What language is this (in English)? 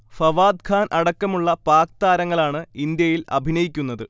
Malayalam